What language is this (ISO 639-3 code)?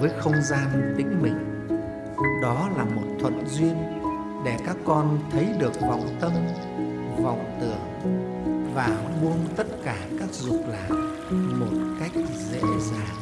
vie